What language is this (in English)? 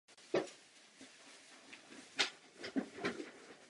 Czech